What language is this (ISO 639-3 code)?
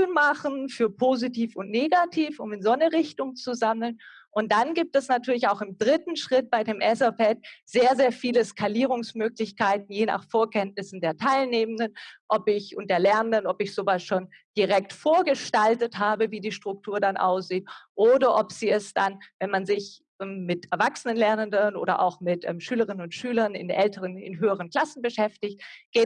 deu